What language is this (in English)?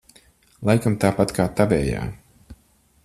Latvian